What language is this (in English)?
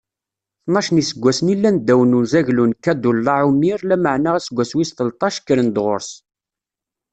Kabyle